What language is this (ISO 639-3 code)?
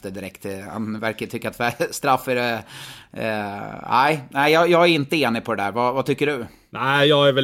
swe